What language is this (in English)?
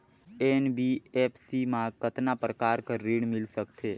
Chhattisgarhi